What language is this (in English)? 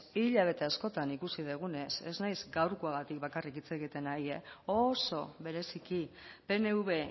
Basque